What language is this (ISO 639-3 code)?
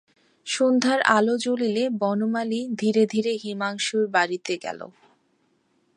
ben